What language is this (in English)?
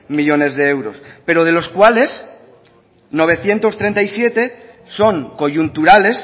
Spanish